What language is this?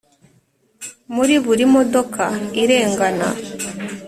Kinyarwanda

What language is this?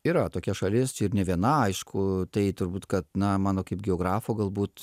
Lithuanian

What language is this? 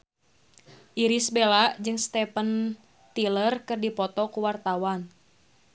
Sundanese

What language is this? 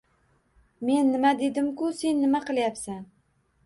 Uzbek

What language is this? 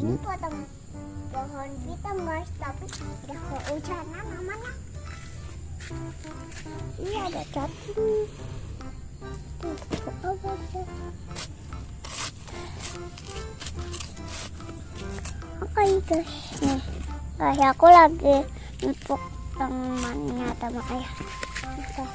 Indonesian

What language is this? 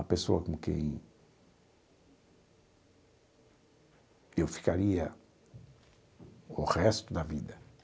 Portuguese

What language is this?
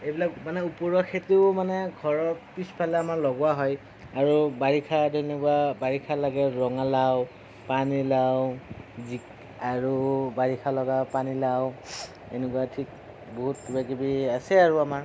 Assamese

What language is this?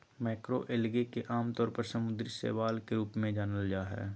Magahi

